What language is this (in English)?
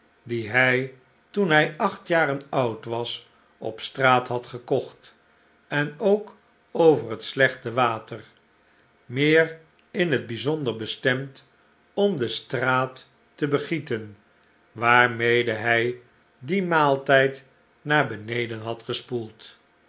Dutch